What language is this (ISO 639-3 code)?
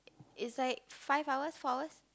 eng